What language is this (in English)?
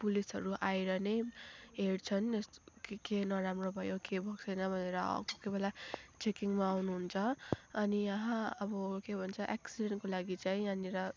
Nepali